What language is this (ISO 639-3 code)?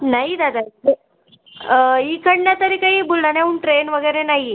mar